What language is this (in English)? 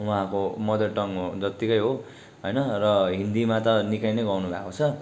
Nepali